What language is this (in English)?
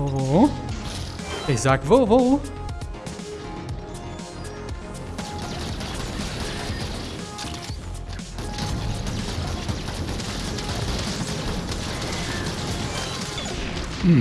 German